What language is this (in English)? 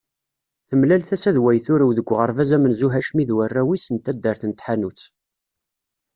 Kabyle